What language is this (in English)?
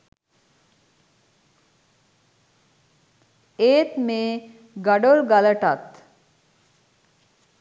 Sinhala